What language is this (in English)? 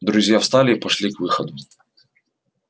Russian